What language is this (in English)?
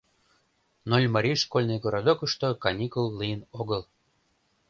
Mari